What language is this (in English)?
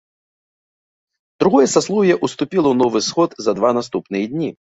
Belarusian